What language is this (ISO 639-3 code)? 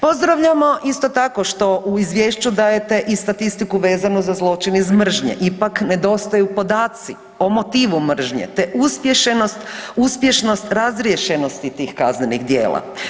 hrv